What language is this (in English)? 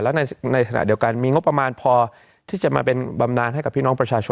Thai